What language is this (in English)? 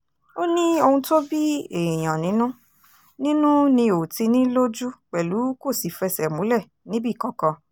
Yoruba